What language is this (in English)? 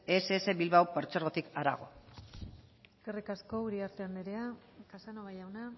Basque